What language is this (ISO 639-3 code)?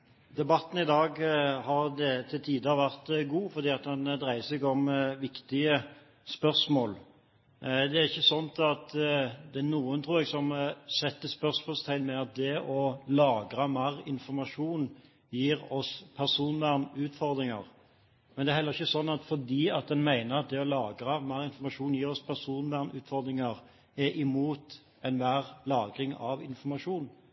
nor